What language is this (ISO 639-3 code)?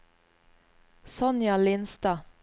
nor